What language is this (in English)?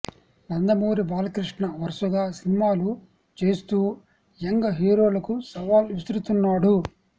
Telugu